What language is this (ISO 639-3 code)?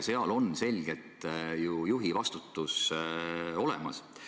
est